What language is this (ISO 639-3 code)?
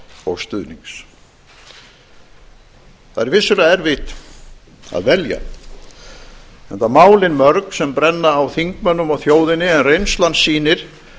isl